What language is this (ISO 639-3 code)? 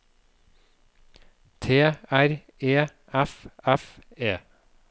nor